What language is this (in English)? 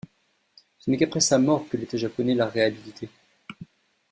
French